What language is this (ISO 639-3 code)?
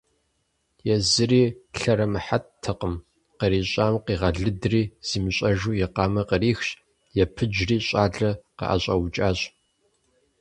kbd